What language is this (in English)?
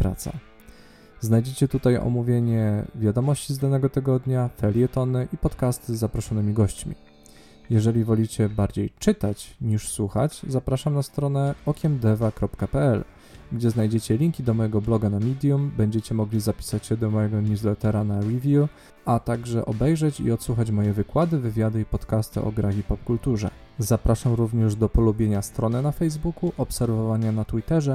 Polish